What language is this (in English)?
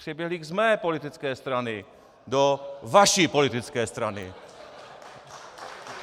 Czech